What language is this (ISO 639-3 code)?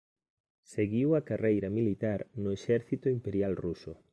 glg